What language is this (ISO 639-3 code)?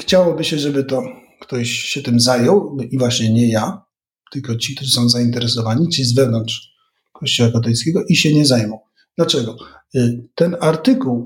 pol